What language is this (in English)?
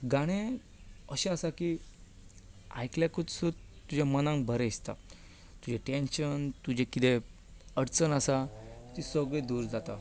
Konkani